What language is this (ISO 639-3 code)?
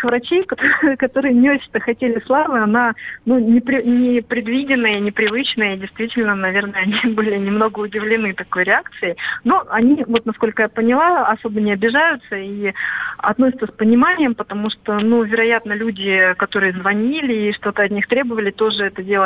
rus